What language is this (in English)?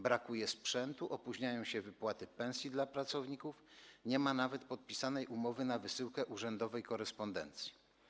Polish